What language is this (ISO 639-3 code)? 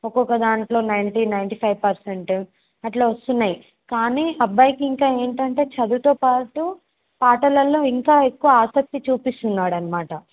tel